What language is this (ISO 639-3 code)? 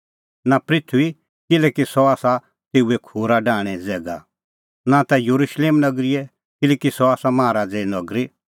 kfx